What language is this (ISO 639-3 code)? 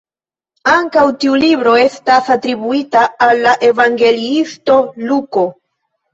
epo